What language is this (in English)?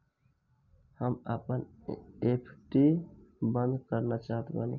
Bhojpuri